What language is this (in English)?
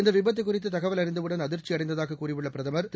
Tamil